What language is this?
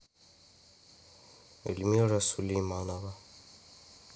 Russian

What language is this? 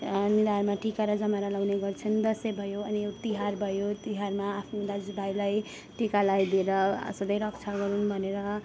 Nepali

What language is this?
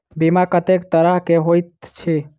Maithili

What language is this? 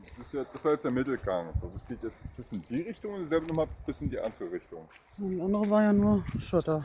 German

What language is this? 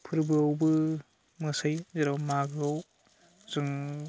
Bodo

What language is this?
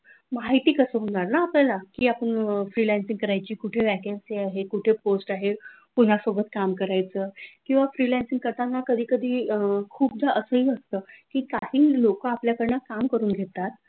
Marathi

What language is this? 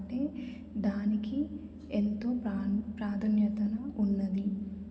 Telugu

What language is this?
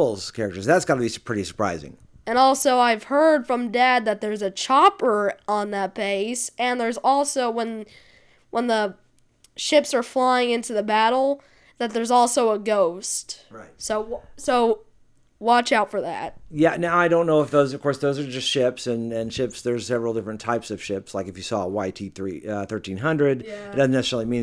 English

